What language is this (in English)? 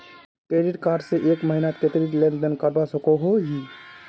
Magahi